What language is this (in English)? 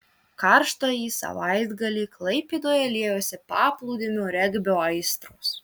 Lithuanian